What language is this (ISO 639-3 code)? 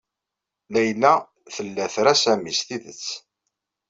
kab